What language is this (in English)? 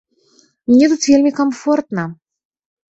Belarusian